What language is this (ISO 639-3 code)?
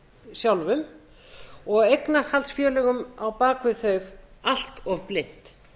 isl